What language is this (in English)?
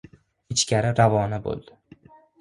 Uzbek